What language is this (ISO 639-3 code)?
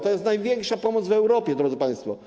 pol